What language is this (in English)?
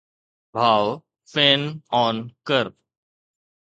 Sindhi